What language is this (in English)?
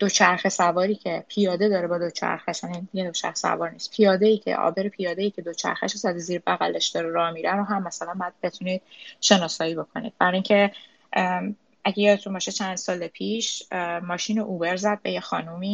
Persian